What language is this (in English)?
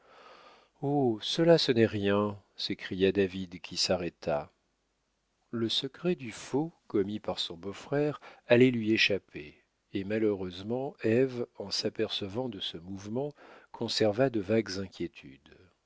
French